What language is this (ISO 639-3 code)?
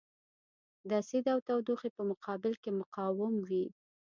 pus